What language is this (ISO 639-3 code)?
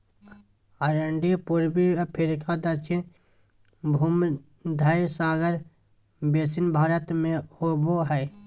mag